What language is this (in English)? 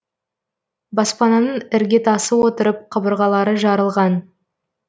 Kazakh